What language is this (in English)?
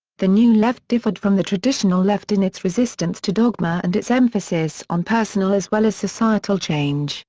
English